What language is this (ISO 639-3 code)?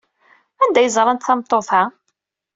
kab